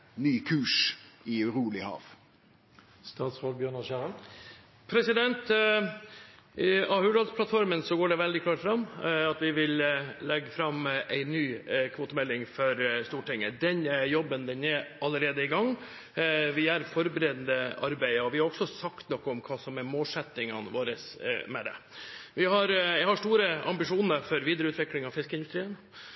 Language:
Norwegian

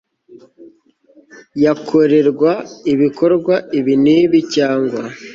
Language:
Kinyarwanda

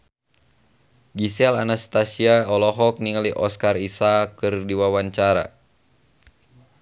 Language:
Sundanese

